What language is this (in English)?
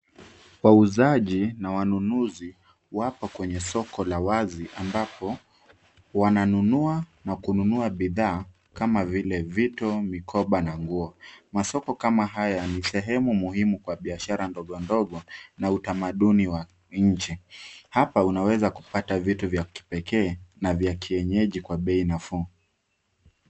Swahili